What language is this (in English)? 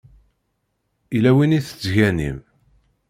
Kabyle